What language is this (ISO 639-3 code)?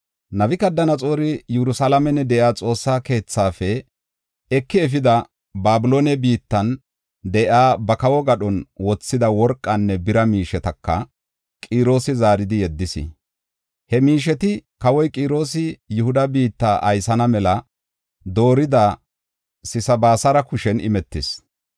gof